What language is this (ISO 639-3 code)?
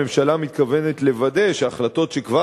heb